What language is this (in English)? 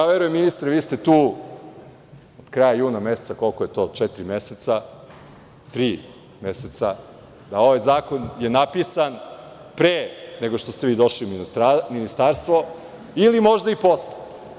Serbian